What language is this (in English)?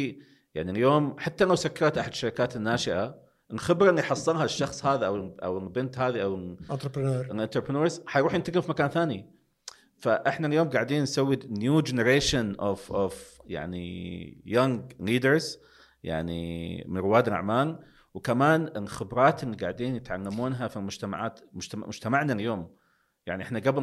Arabic